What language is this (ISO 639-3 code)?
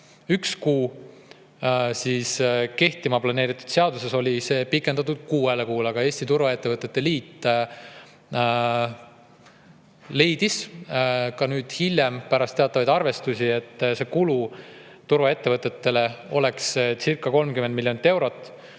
est